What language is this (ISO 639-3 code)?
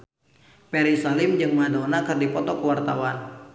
sun